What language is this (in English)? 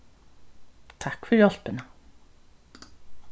Faroese